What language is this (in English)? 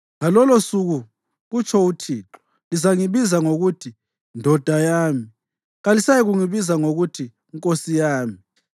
North Ndebele